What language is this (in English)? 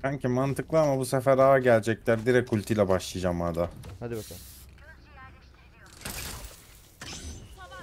Turkish